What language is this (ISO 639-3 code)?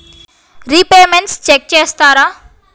tel